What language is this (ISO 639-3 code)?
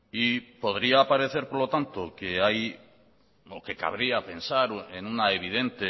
spa